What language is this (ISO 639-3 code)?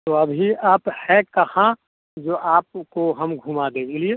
hin